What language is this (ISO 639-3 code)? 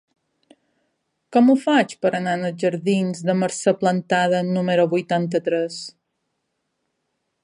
cat